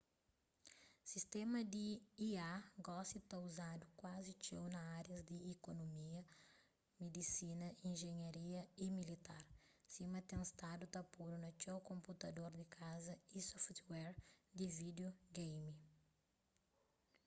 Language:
Kabuverdianu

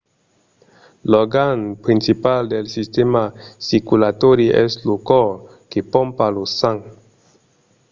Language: Occitan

